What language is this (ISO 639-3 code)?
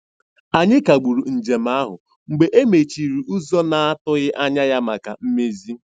ibo